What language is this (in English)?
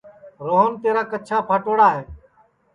Sansi